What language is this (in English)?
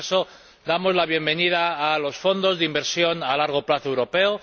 Spanish